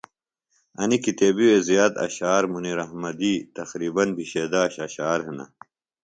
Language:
Phalura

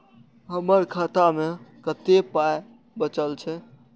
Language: Maithili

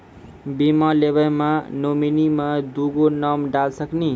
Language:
Maithili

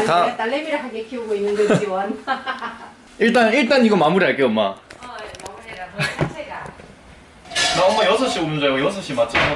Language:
Korean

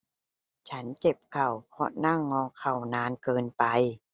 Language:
Thai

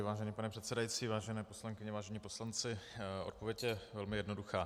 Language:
Czech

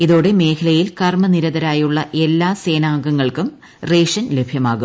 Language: Malayalam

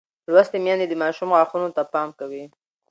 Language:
Pashto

